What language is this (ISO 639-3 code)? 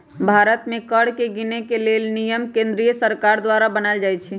mag